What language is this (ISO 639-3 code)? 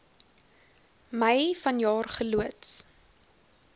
afr